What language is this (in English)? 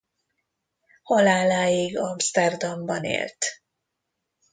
Hungarian